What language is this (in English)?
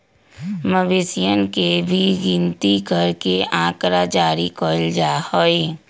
Magahi